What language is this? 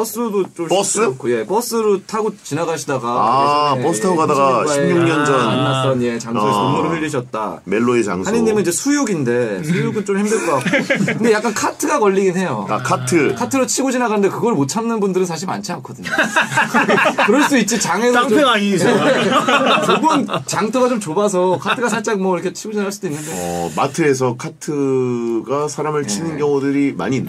Korean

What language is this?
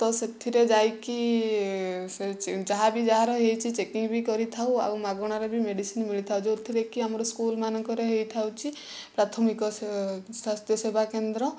Odia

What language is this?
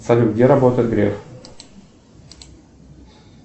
Russian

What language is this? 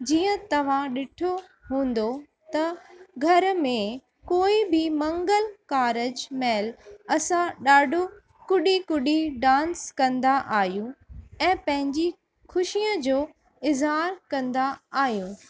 Sindhi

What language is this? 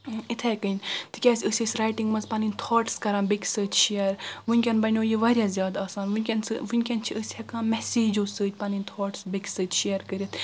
Kashmiri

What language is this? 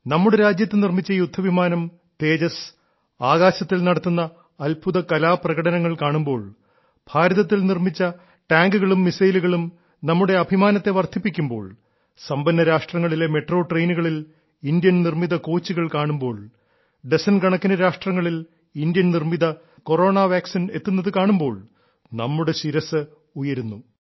Malayalam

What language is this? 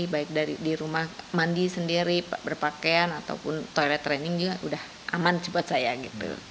Indonesian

